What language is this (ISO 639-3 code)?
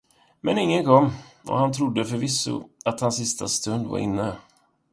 swe